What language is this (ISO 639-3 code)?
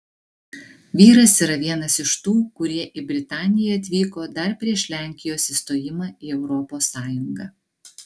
lit